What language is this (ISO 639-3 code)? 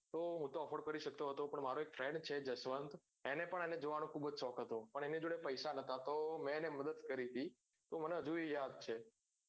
guj